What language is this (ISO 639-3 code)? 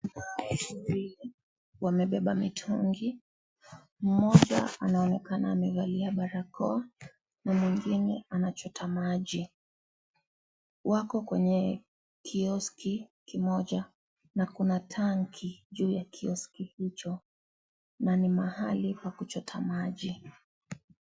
swa